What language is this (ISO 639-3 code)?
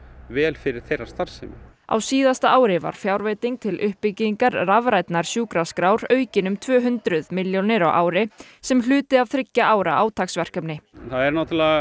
isl